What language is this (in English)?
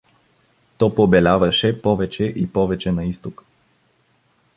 Bulgarian